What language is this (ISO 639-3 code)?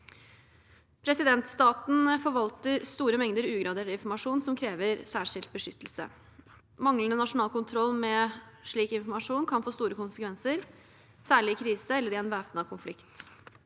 nor